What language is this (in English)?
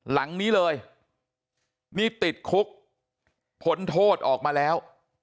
Thai